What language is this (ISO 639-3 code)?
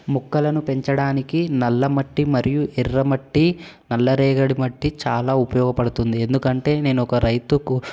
tel